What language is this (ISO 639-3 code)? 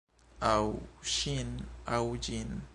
epo